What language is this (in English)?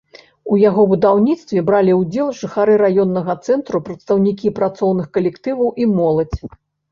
Belarusian